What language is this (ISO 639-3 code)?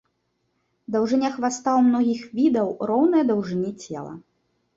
bel